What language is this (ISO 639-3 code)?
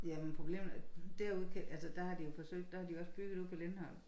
dan